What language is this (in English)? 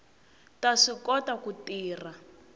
Tsonga